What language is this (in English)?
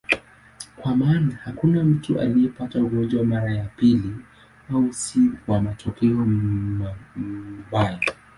Swahili